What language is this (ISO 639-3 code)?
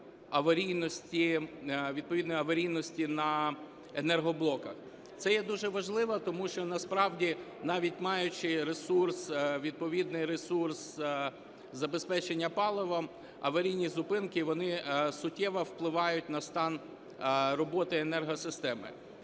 ukr